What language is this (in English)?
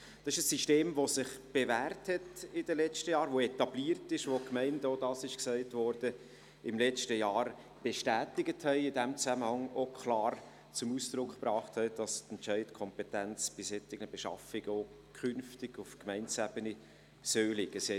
Swiss German